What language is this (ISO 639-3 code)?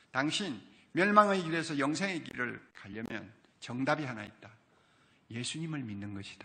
kor